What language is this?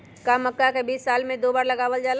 Magahi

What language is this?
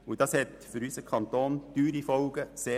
Swiss German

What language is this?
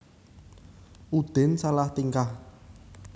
Javanese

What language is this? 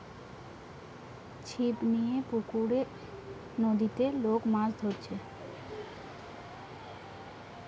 Bangla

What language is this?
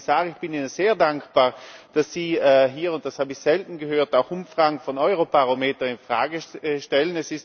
German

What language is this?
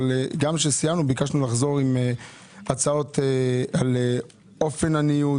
Hebrew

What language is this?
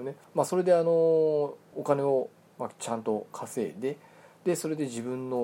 Japanese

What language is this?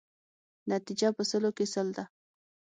Pashto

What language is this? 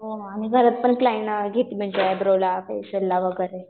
Marathi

